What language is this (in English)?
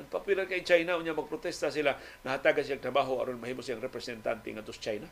Filipino